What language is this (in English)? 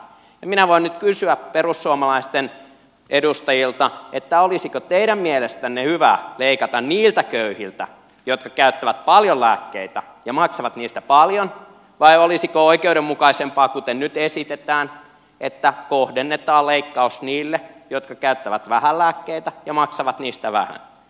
Finnish